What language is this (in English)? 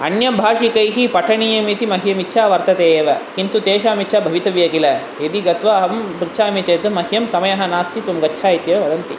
Sanskrit